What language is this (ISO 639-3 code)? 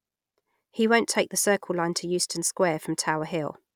eng